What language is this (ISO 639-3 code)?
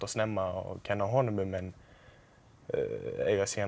isl